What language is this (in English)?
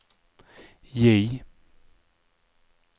Swedish